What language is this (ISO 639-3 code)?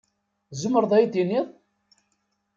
kab